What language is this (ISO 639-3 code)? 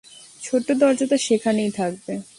ben